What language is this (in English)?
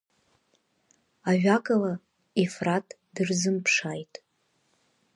Abkhazian